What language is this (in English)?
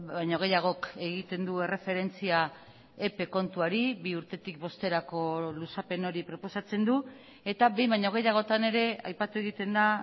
Basque